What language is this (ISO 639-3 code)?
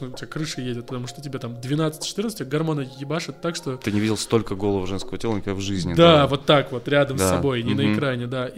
rus